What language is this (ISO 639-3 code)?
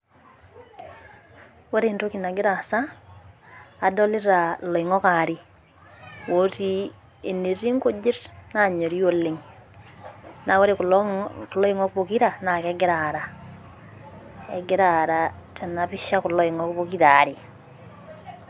mas